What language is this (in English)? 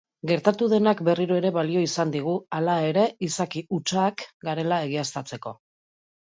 Basque